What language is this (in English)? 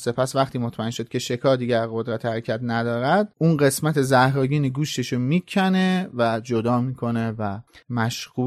Persian